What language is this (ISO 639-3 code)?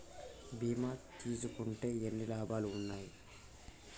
tel